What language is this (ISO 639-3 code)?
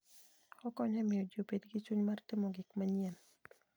luo